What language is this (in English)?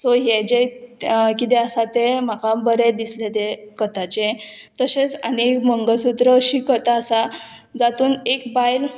Konkani